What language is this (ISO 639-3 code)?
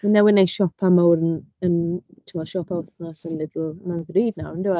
cym